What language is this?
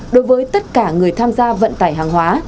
Vietnamese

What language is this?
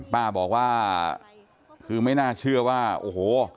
Thai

